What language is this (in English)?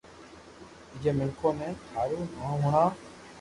Loarki